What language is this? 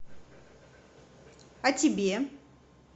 Russian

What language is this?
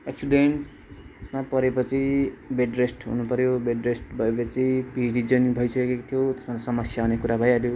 Nepali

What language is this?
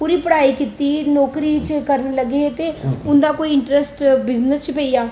Dogri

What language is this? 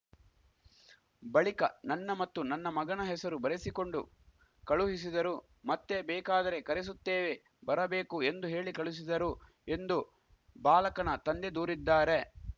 Kannada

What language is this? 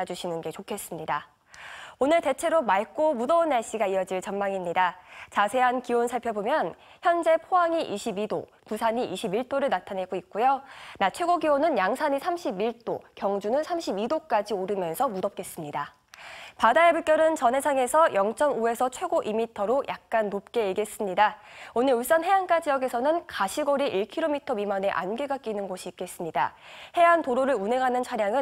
Korean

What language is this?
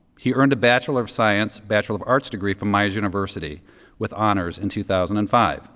English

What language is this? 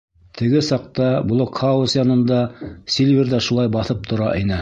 Bashkir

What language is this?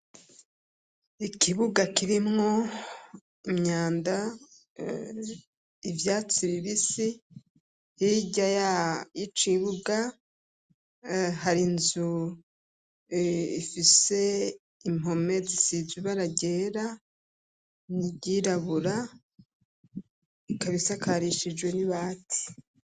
Rundi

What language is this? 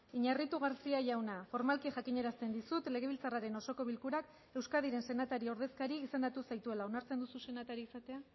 Basque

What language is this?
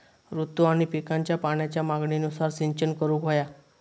Marathi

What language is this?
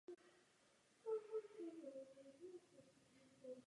Czech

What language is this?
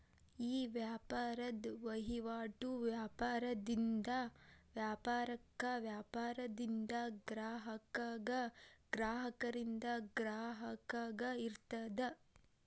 Kannada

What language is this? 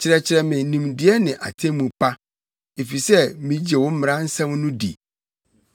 Akan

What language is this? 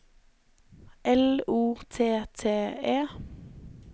Norwegian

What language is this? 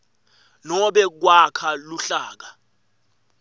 Swati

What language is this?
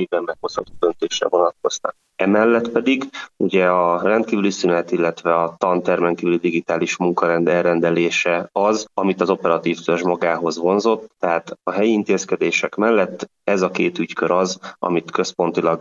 Hungarian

